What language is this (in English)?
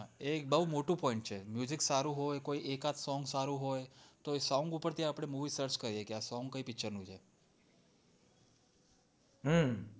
Gujarati